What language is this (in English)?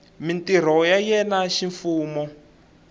Tsonga